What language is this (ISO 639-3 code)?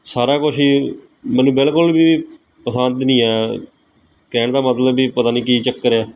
pan